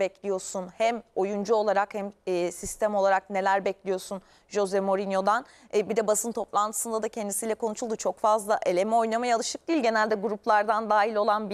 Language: Turkish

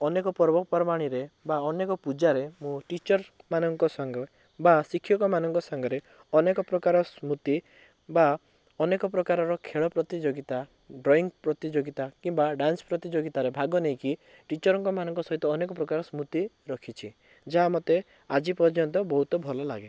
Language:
Odia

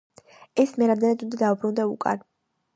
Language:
Georgian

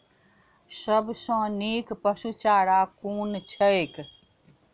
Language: Maithili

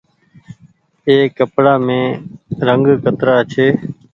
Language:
Goaria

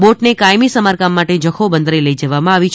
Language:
Gujarati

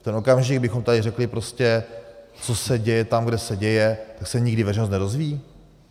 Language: Czech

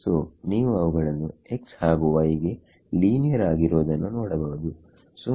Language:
Kannada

